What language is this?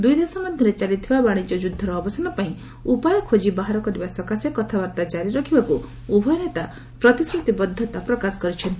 Odia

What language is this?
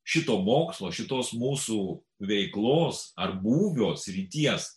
Lithuanian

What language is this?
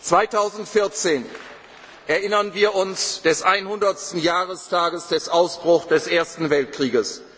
German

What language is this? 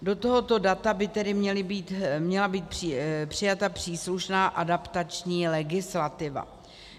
Czech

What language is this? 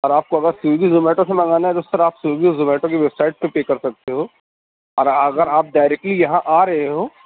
Urdu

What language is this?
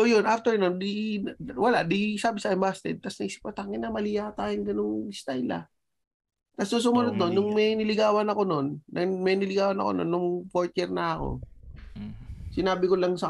Filipino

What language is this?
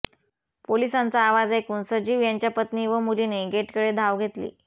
Marathi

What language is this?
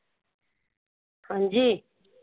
Punjabi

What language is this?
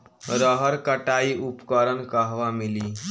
Bhojpuri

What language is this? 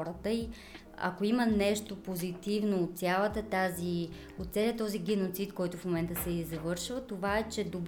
Bulgarian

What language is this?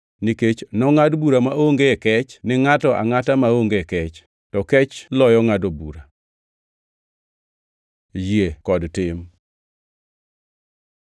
Luo (Kenya and Tanzania)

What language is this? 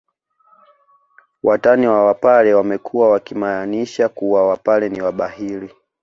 Swahili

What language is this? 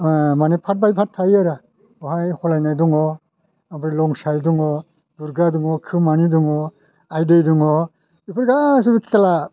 Bodo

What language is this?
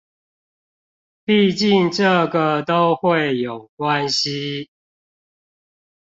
Chinese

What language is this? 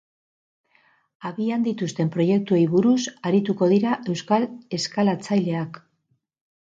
Basque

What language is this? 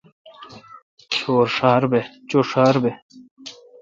Kalkoti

